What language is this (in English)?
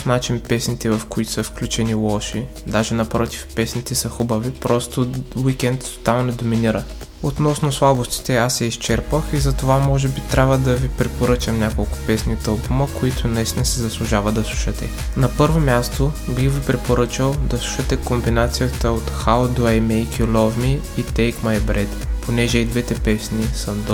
Bulgarian